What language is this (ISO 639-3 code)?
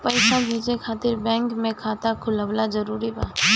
bho